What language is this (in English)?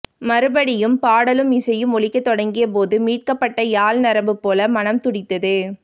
Tamil